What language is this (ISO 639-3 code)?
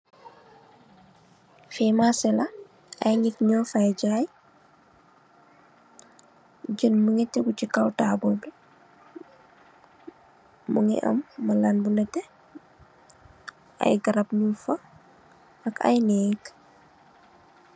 wol